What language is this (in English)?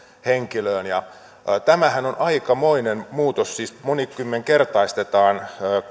Finnish